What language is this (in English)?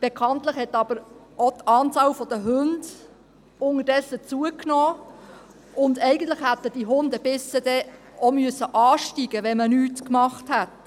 Swiss German